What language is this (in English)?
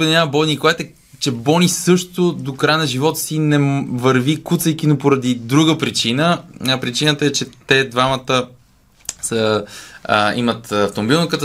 Bulgarian